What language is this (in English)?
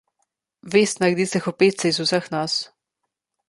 Slovenian